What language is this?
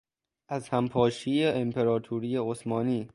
Persian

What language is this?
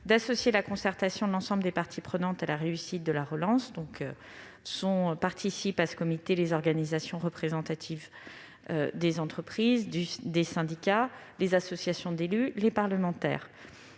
French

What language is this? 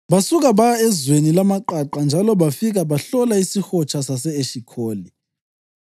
North Ndebele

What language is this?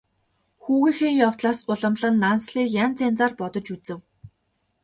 Mongolian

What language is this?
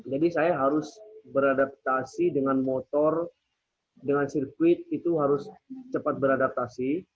Indonesian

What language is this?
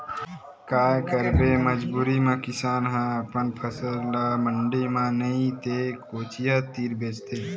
Chhattisgarhi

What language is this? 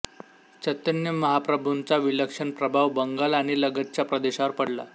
Marathi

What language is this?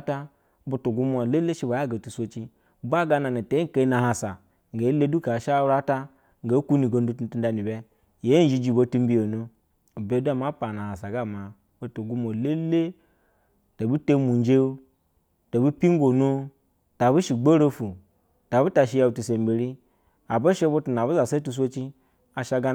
Basa (Nigeria)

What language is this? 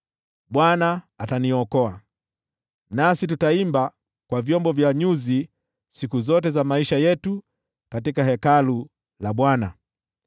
Swahili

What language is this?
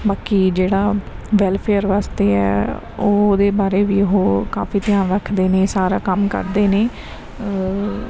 Punjabi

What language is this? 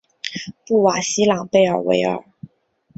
Chinese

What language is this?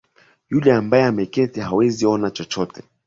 Swahili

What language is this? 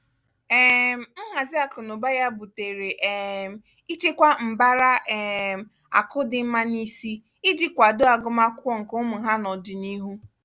Igbo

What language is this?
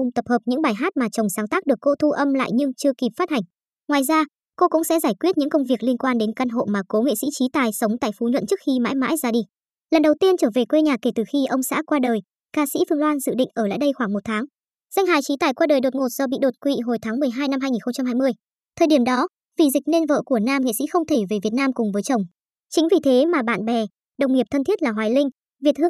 Vietnamese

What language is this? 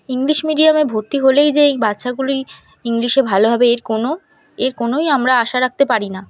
Bangla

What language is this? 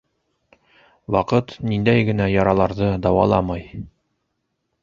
Bashkir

